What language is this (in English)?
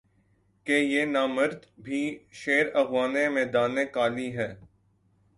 Urdu